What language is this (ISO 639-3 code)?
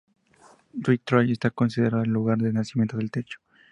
spa